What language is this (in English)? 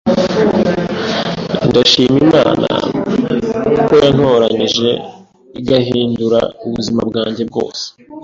Kinyarwanda